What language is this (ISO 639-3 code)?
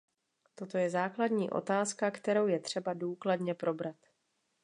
ces